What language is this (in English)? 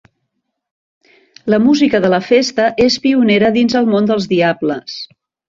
Catalan